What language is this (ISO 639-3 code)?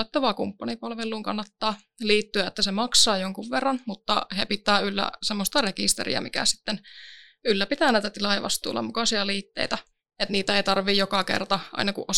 fin